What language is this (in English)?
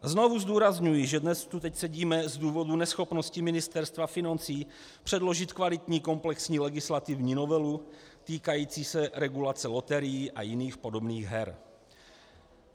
Czech